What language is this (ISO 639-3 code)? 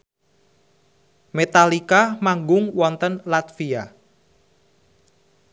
jav